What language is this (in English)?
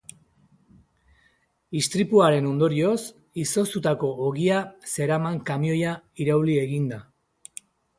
Basque